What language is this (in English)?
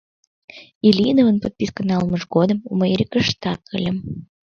Mari